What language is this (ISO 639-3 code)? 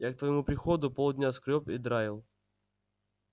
rus